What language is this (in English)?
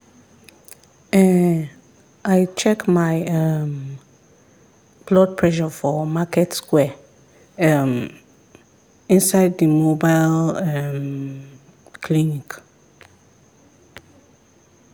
Nigerian Pidgin